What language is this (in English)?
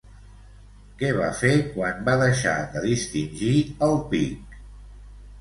Catalan